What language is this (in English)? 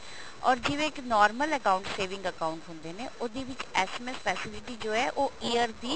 Punjabi